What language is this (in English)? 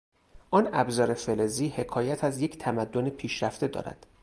Persian